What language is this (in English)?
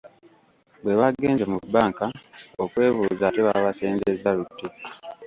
Ganda